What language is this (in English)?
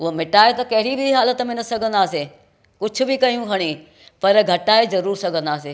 Sindhi